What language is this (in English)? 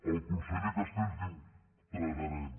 Catalan